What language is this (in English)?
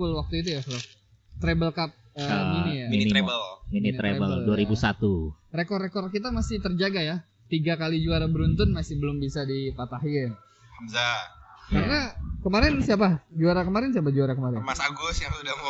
Indonesian